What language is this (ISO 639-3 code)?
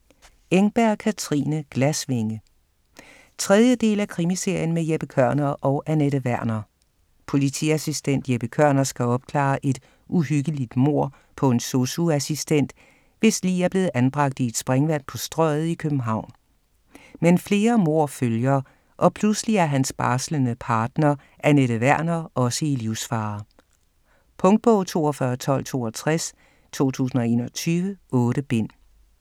dan